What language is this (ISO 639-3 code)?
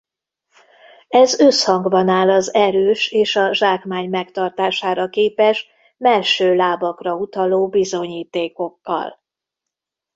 hun